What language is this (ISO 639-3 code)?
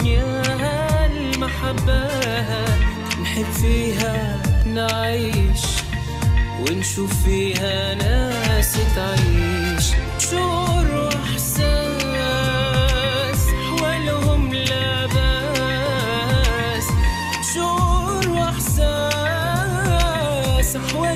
ara